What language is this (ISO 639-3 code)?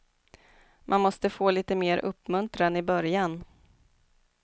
swe